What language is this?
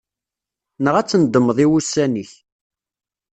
Kabyle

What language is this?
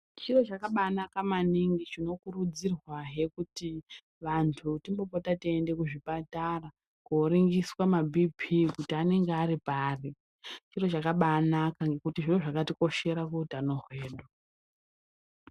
Ndau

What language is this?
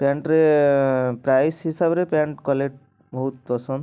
Odia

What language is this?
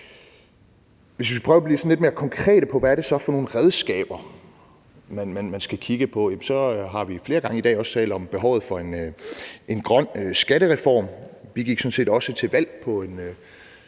Danish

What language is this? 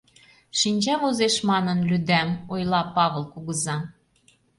Mari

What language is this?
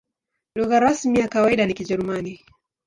Swahili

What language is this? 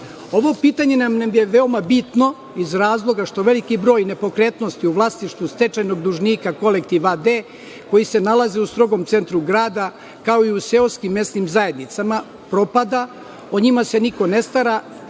Serbian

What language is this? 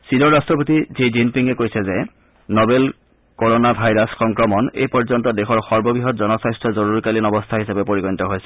Assamese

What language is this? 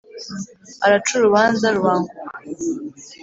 Kinyarwanda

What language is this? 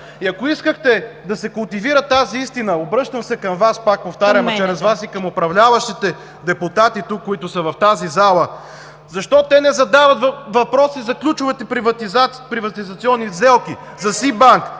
Bulgarian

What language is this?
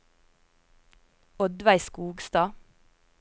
Norwegian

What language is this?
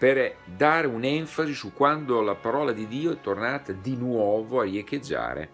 Italian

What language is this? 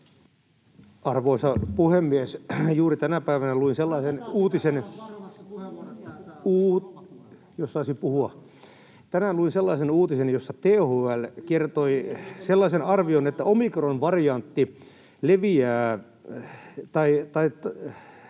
Finnish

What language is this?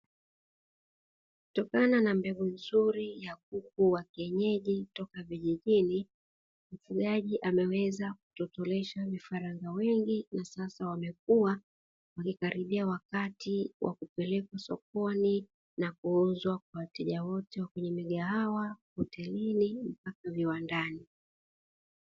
Swahili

